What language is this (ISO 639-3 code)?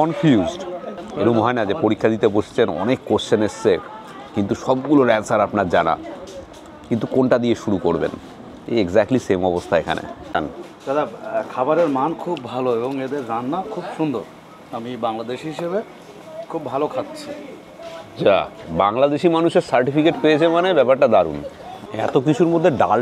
ben